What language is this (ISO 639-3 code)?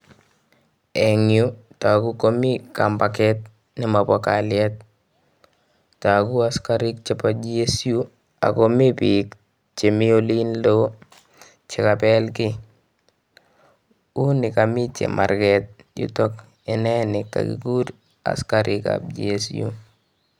kln